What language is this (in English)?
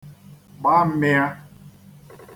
Igbo